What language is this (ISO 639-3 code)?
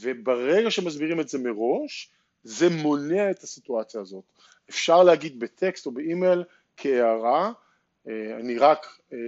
heb